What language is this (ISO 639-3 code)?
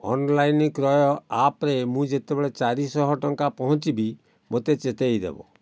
ori